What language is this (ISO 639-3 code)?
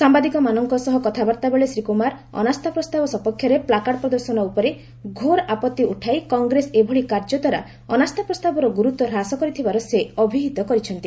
ori